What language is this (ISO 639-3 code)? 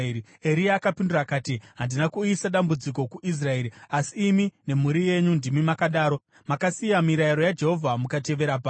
sna